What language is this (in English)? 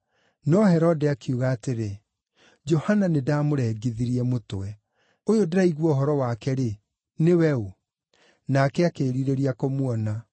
Kikuyu